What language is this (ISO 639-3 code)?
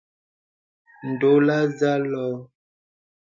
beb